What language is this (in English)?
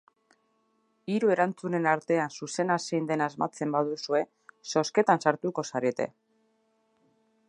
Basque